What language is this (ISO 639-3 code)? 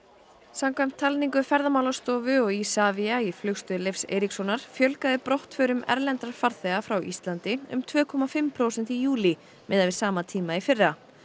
isl